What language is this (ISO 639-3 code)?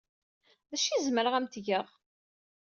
kab